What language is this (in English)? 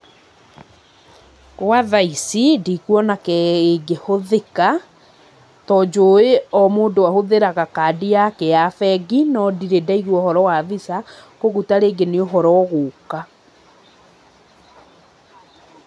Kikuyu